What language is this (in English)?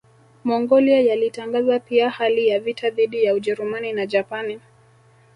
Swahili